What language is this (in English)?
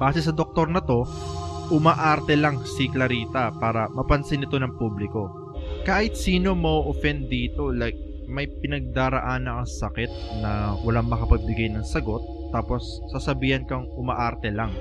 Filipino